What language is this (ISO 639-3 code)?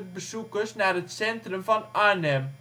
nld